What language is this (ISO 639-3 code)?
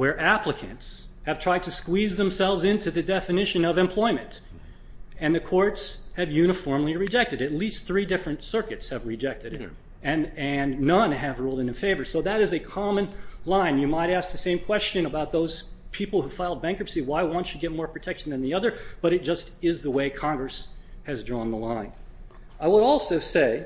eng